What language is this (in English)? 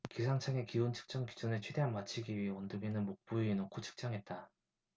Korean